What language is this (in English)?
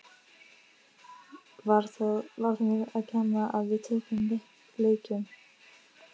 Icelandic